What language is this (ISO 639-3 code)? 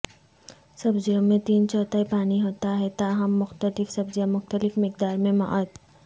urd